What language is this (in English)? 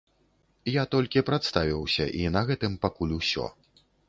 Belarusian